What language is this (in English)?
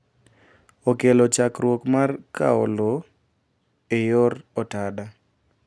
Luo (Kenya and Tanzania)